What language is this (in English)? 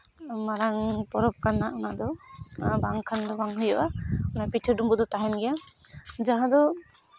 Santali